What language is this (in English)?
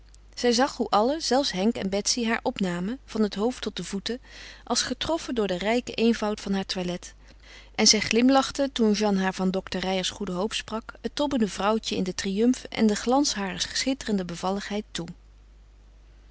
Dutch